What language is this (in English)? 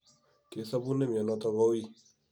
Kalenjin